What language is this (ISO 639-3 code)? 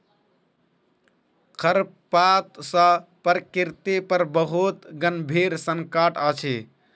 mai